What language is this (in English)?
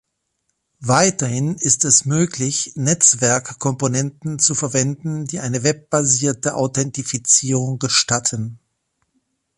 German